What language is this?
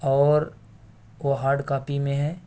Urdu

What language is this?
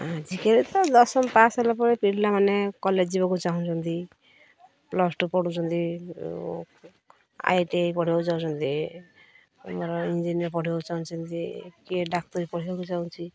Odia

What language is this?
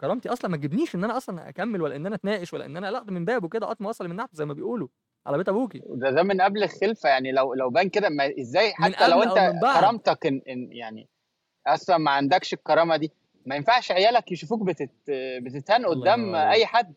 Arabic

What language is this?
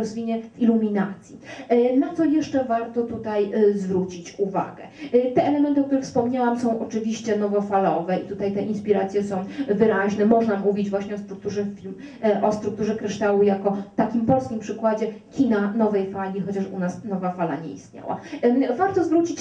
Polish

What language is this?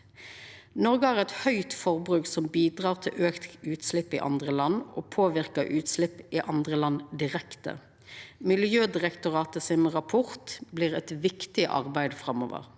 Norwegian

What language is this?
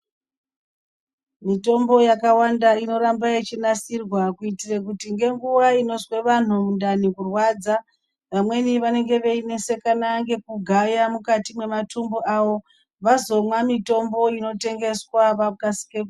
Ndau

